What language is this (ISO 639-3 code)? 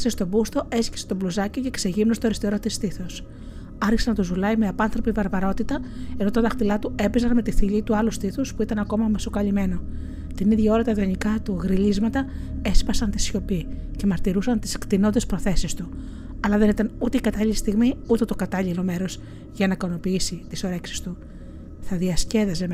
ell